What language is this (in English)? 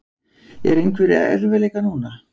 Icelandic